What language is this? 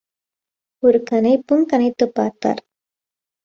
Tamil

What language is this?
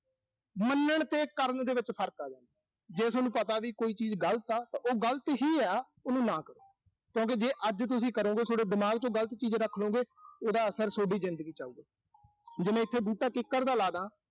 Punjabi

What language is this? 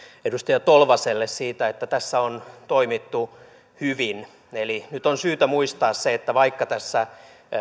Finnish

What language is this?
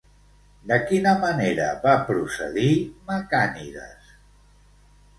Catalan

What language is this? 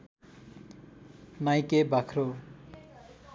Nepali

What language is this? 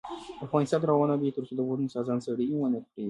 Pashto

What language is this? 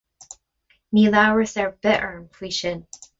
Irish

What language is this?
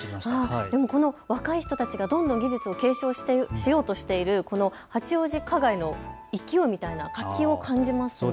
Japanese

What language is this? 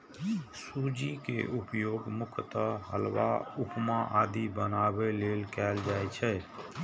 Maithili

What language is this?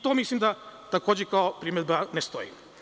Serbian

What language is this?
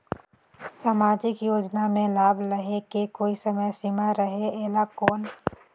Chhattisgarhi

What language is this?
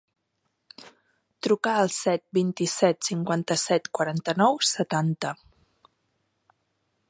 Catalan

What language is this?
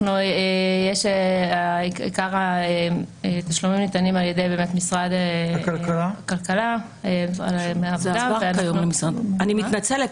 Hebrew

